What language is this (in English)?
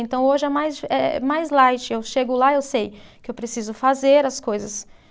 Portuguese